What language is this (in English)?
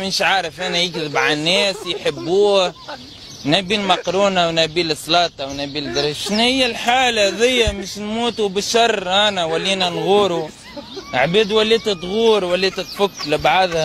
Arabic